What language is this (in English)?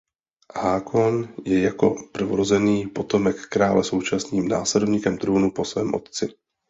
Czech